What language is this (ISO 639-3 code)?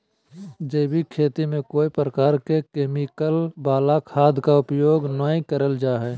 mag